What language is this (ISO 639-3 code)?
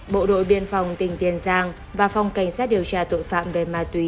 vie